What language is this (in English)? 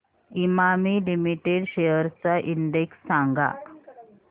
Marathi